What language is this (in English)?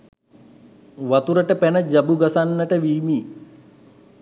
Sinhala